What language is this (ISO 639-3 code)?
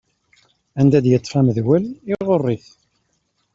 kab